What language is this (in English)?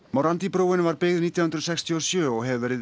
Icelandic